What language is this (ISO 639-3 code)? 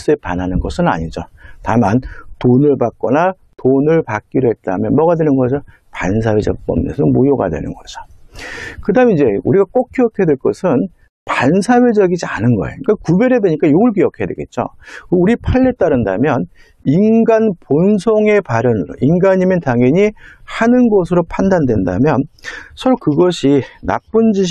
kor